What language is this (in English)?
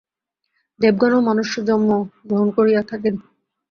Bangla